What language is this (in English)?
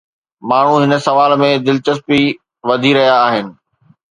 Sindhi